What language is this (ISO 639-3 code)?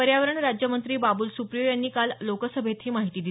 mar